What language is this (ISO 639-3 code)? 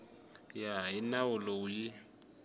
tso